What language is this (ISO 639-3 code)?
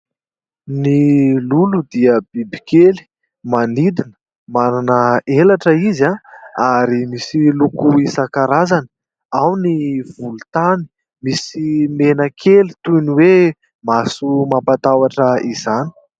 mlg